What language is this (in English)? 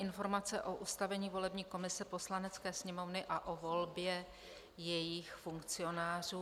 Czech